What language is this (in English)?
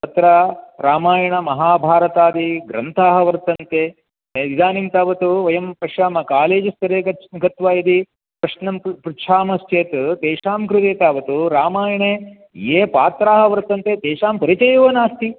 Sanskrit